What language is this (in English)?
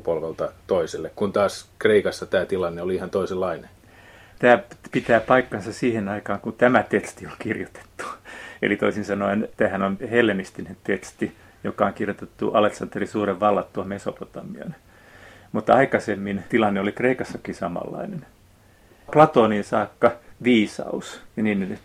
Finnish